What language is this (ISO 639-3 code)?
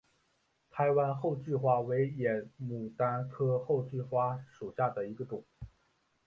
zho